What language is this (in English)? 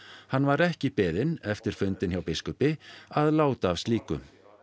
Icelandic